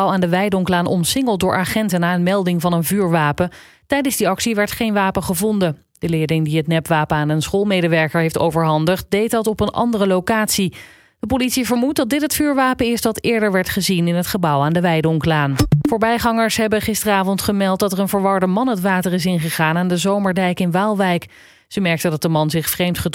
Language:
Dutch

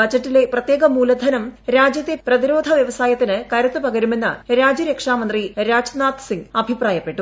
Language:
Malayalam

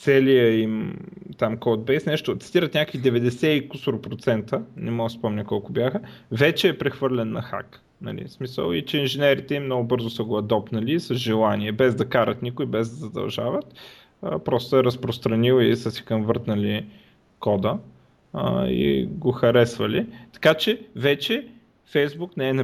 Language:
Bulgarian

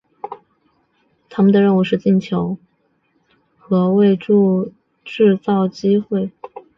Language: Chinese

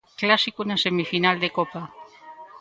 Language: Galician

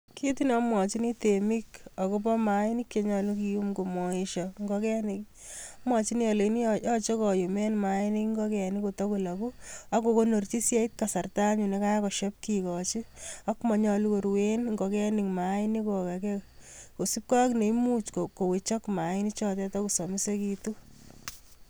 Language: Kalenjin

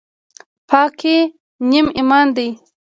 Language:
Pashto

